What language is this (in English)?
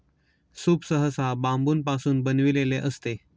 Marathi